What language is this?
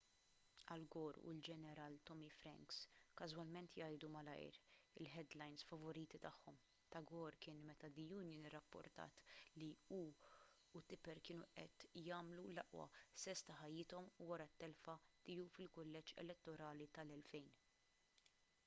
Maltese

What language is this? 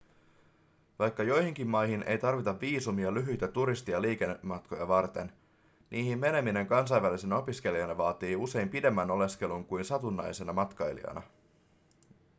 Finnish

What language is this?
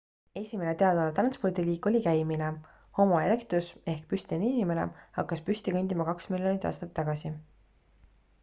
Estonian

